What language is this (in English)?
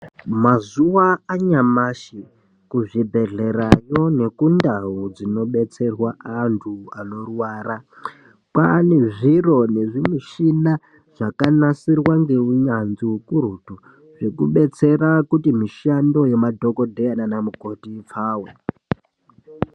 Ndau